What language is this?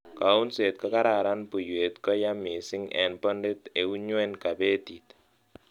Kalenjin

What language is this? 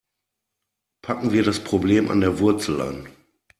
German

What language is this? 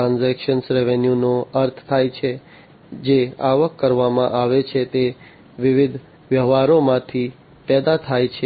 Gujarati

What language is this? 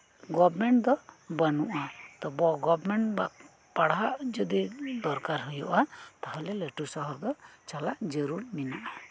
Santali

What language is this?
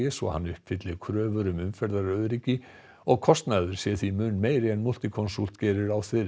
Icelandic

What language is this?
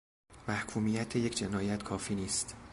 Persian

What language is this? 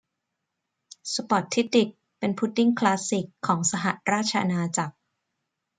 Thai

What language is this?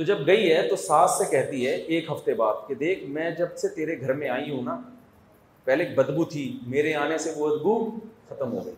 Urdu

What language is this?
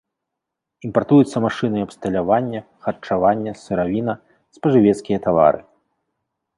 Belarusian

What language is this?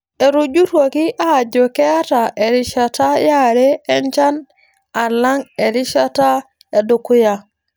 Masai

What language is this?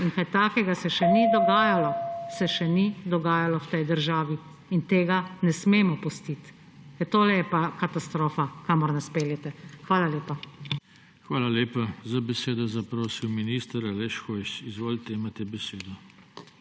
Slovenian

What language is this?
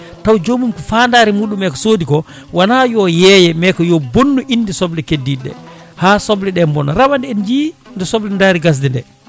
Fula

